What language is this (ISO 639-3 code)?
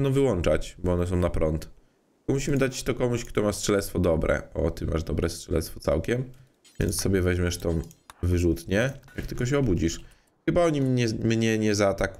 pol